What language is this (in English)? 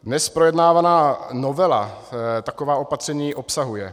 Czech